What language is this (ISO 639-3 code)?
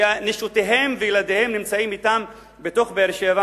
heb